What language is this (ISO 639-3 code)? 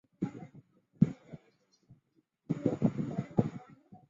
zho